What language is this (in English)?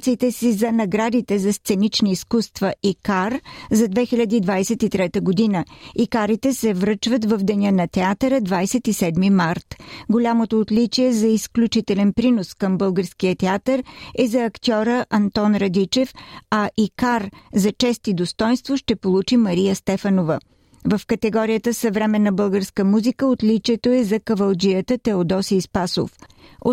Bulgarian